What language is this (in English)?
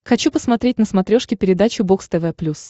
Russian